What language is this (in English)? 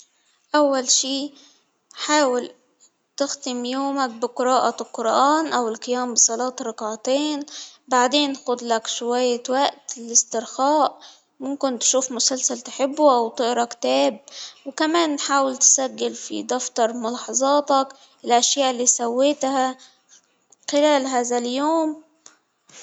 Hijazi Arabic